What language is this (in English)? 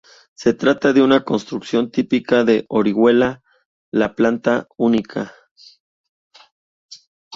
Spanish